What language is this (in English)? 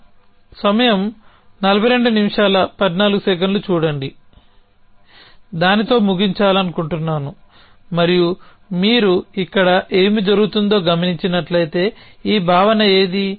Telugu